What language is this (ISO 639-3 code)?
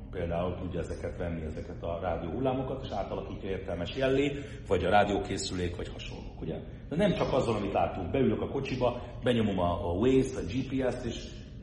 hun